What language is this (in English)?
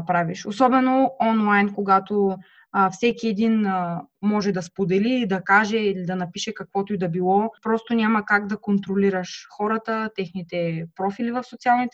Bulgarian